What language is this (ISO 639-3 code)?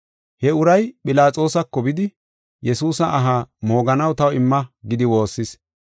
gof